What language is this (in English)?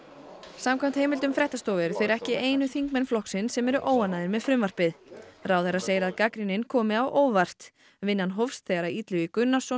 Icelandic